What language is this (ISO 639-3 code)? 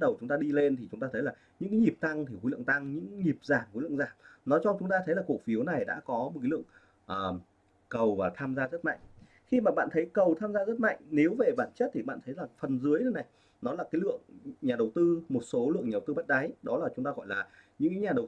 vie